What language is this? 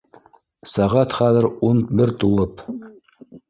Bashkir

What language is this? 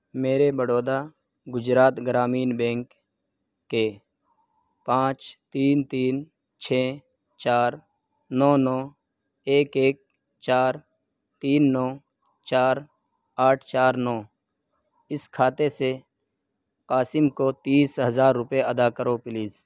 Urdu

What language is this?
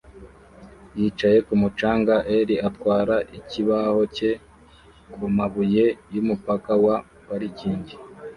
Kinyarwanda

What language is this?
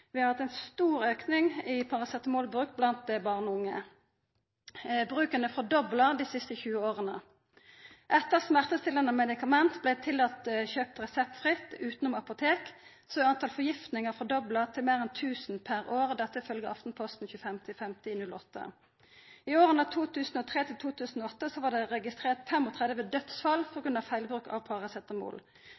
Norwegian Nynorsk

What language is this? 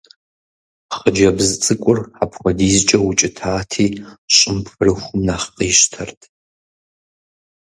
Kabardian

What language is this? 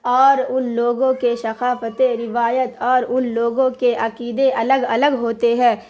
Urdu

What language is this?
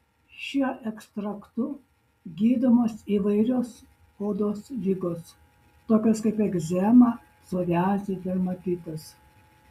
Lithuanian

